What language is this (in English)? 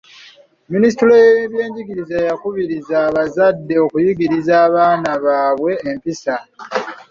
Ganda